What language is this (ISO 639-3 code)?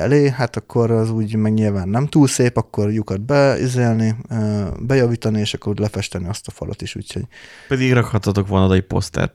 hun